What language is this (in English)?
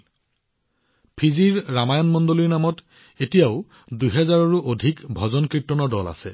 Assamese